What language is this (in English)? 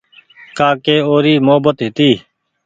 Goaria